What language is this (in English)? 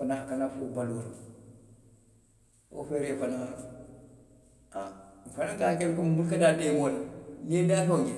Western Maninkakan